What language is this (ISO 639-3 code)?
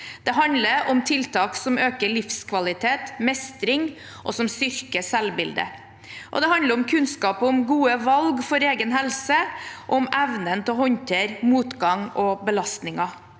nor